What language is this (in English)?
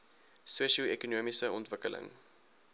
Afrikaans